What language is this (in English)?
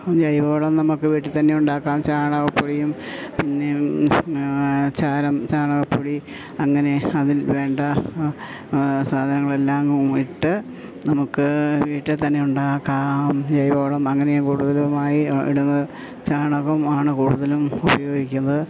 Malayalam